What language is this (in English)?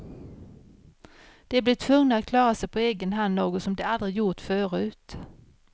Swedish